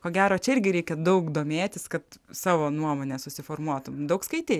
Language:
Lithuanian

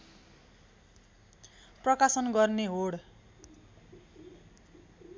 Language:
Nepali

